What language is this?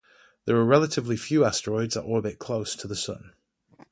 English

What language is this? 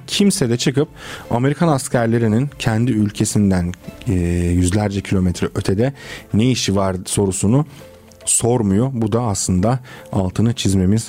Turkish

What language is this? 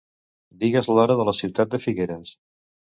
Catalan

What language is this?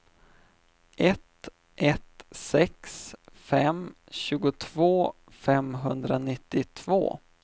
Swedish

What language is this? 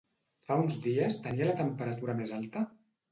Catalan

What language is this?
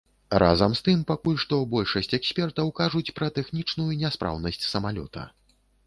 Belarusian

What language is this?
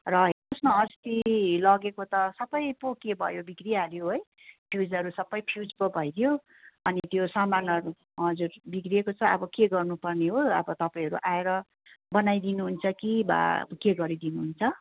Nepali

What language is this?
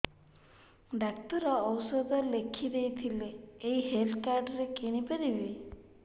Odia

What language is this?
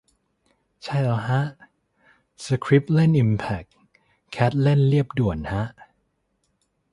Thai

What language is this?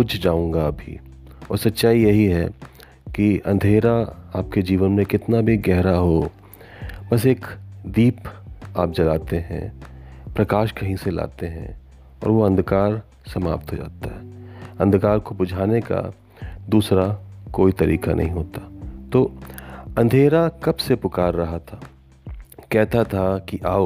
Hindi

